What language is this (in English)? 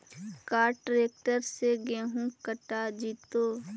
Magahi